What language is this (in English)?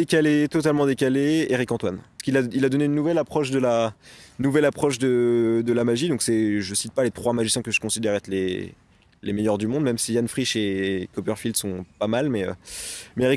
French